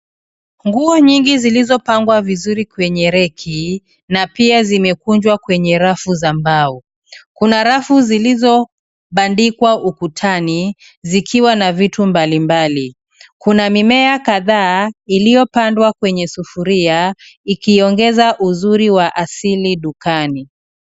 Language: Swahili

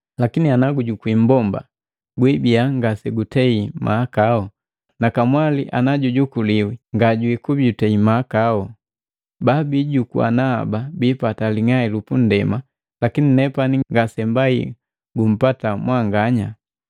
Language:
Matengo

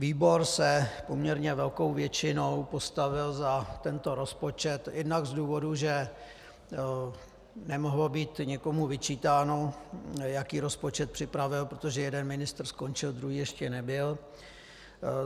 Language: Czech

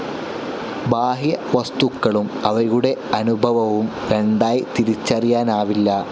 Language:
Malayalam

